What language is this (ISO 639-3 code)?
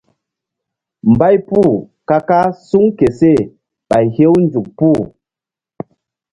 mdd